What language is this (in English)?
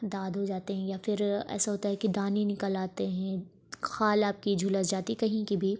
Urdu